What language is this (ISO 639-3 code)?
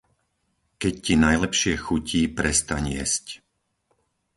slk